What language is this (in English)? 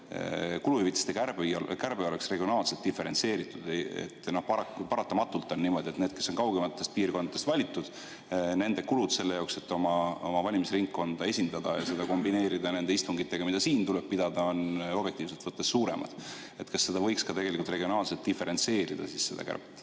Estonian